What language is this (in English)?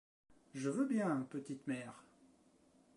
French